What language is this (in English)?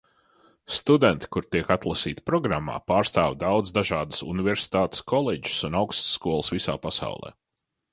Latvian